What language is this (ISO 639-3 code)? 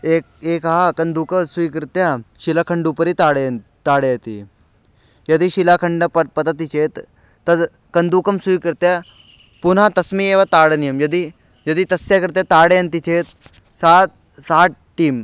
san